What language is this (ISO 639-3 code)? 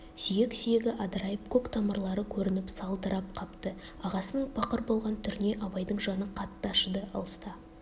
kaz